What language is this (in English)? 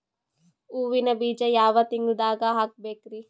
Kannada